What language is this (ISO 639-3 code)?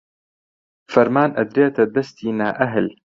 ckb